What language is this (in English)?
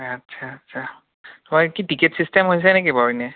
Assamese